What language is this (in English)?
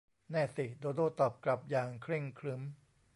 Thai